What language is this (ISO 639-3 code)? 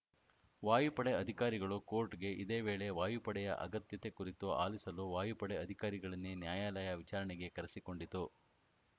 kan